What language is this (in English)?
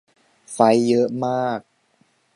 Thai